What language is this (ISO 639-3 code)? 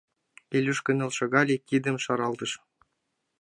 chm